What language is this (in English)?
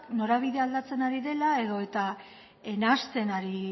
Basque